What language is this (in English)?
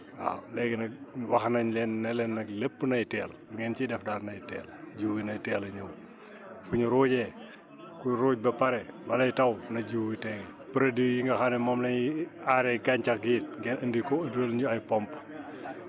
Wolof